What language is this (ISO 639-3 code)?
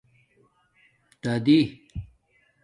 dmk